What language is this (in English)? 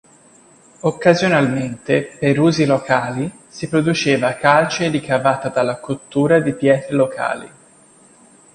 Italian